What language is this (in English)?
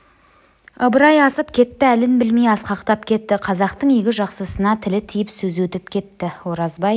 Kazakh